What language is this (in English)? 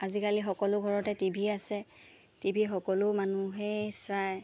Assamese